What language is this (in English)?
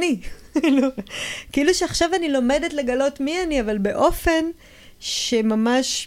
Hebrew